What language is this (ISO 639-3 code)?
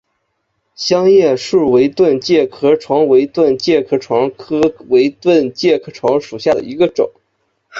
zho